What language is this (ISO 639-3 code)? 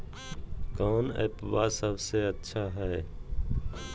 mag